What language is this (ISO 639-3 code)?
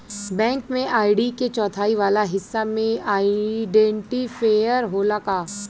bho